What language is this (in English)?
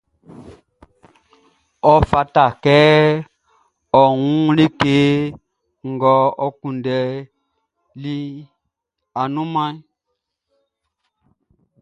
Baoulé